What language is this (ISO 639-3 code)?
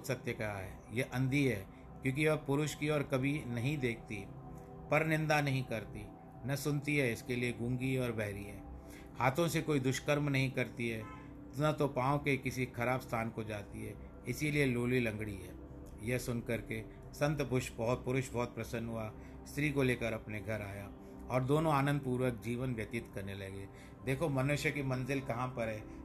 hin